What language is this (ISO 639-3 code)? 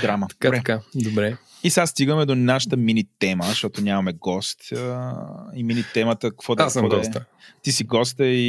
bul